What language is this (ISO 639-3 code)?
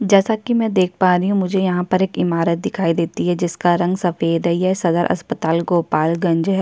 hin